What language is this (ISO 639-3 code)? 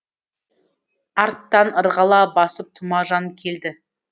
kaz